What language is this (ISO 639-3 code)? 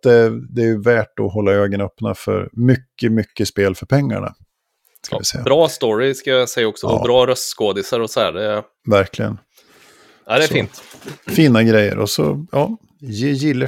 swe